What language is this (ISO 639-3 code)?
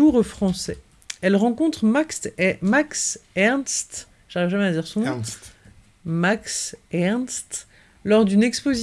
fra